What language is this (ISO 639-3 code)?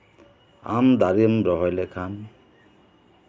sat